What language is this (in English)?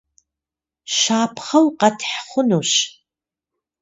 Kabardian